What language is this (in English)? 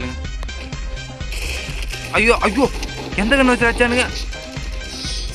Tamil